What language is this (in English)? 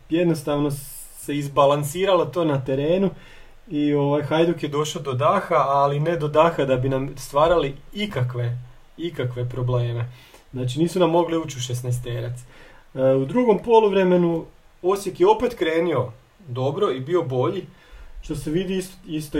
Croatian